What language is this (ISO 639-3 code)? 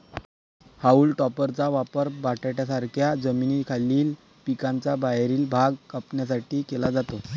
mar